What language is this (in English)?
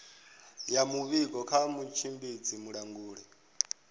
Venda